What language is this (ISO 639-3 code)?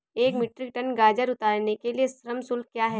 hin